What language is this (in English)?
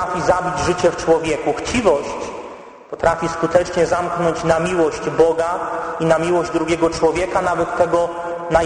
Polish